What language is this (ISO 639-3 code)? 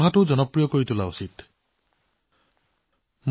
asm